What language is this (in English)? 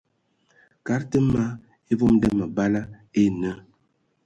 Ewondo